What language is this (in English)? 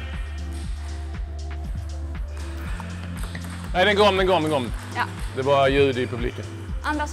Swedish